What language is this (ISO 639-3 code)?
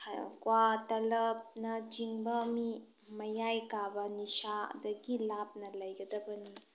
mni